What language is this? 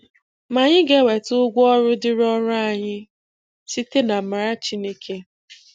Igbo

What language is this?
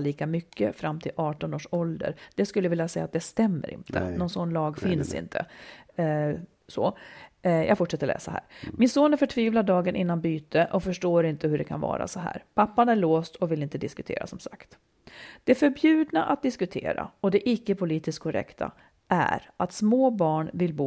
Swedish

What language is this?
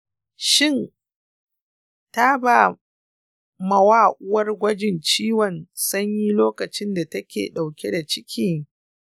Hausa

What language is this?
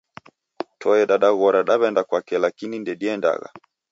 Taita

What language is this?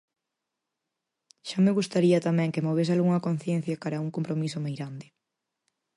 Galician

